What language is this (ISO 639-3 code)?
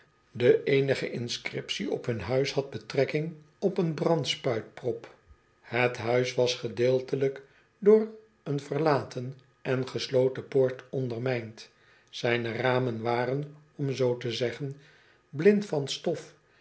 nld